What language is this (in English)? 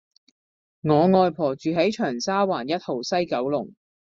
Cantonese